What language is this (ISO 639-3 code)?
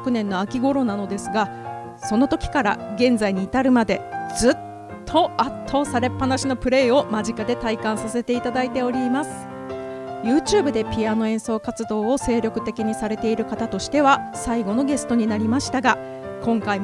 jpn